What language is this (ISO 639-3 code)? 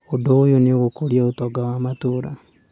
kik